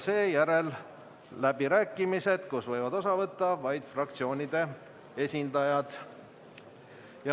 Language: Estonian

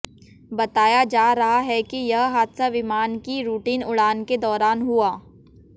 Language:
Hindi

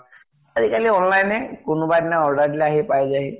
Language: Assamese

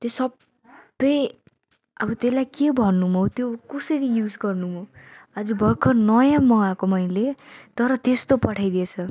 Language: Nepali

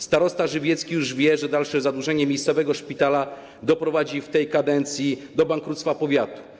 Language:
Polish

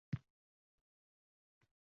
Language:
Uzbek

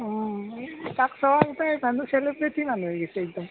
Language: Assamese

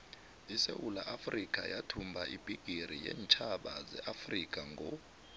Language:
South Ndebele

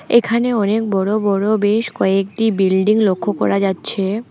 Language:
Bangla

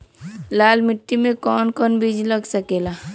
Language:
Bhojpuri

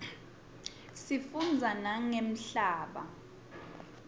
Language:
Swati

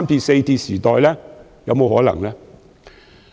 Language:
Cantonese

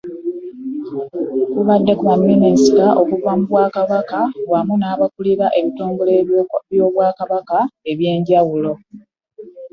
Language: Ganda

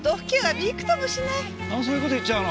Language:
Japanese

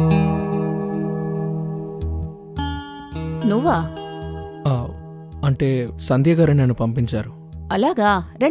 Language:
Telugu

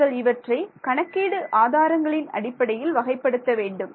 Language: Tamil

